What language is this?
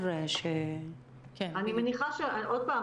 Hebrew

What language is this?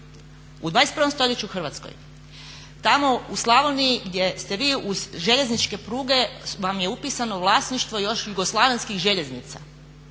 Croatian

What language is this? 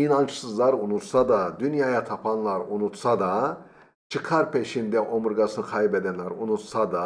Turkish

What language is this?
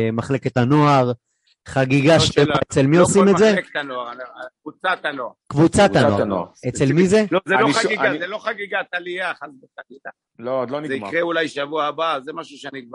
Hebrew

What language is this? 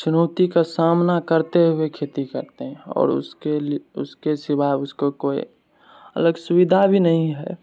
Maithili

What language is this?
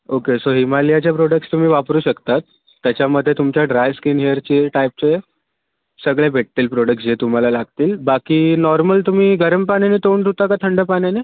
Marathi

